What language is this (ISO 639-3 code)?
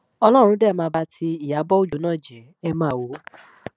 yor